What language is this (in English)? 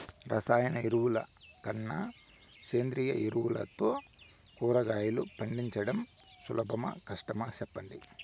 Telugu